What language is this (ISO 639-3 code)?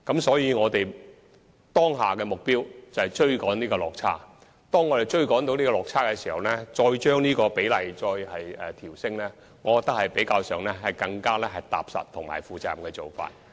yue